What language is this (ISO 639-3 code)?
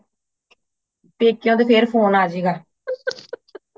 pan